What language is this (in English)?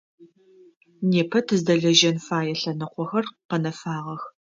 Adyghe